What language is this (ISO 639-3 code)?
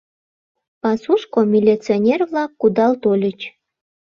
chm